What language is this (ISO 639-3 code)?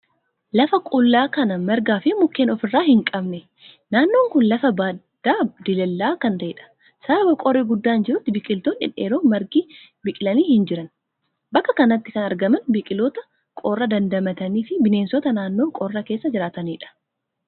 orm